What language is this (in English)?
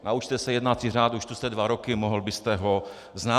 Czech